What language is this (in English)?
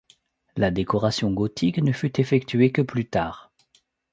French